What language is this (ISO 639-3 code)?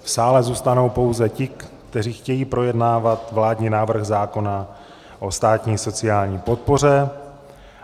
ces